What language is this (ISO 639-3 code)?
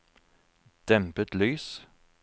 nor